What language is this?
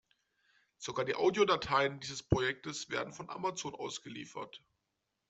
German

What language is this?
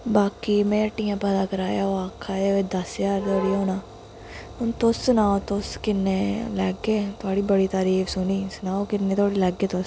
Dogri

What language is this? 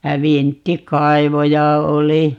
Finnish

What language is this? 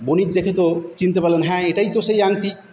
Bangla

